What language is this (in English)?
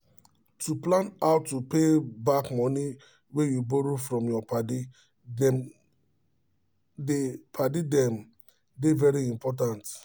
Nigerian Pidgin